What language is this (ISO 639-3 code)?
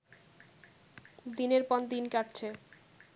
ben